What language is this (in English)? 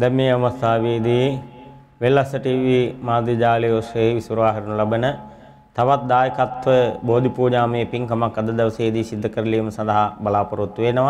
Thai